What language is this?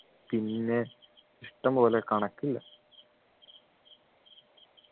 Malayalam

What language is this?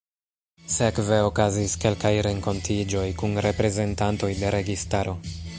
Esperanto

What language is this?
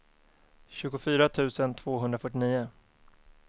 Swedish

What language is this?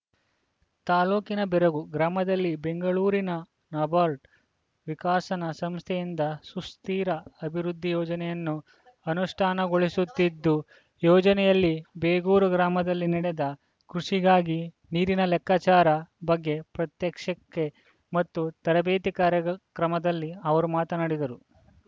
Kannada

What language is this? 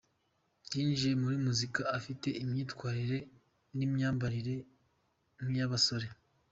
Kinyarwanda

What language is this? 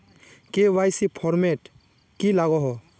Magahi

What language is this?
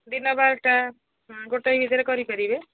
Odia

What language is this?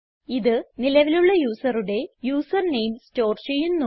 Malayalam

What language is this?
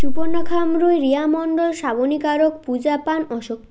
Bangla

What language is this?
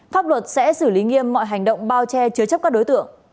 Vietnamese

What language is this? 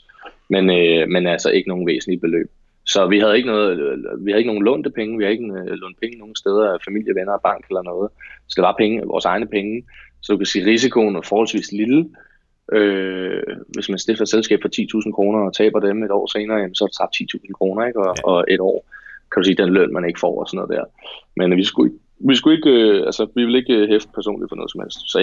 Danish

